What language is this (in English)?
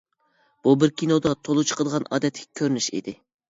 Uyghur